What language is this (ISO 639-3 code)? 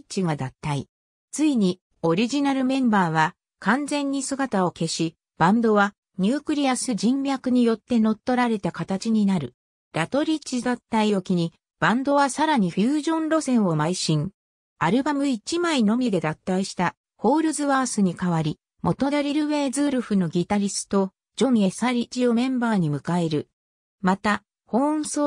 jpn